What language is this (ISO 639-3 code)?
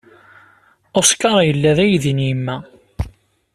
kab